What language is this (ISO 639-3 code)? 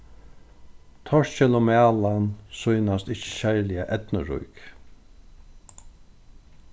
fao